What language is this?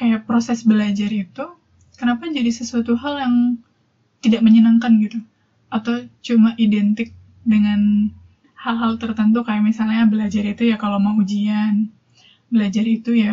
Indonesian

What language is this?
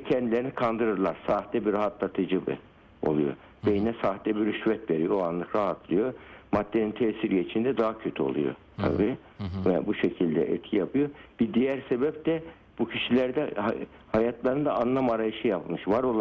Turkish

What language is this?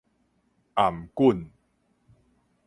Min Nan Chinese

